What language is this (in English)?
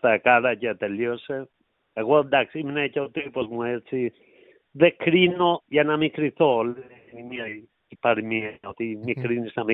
Greek